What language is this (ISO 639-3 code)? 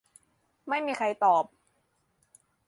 tha